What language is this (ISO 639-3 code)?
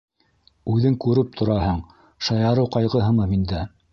bak